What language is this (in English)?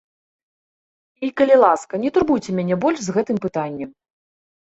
Belarusian